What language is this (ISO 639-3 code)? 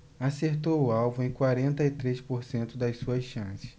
por